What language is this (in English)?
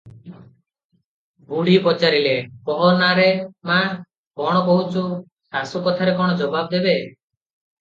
Odia